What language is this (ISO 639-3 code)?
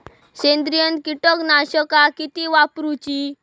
mar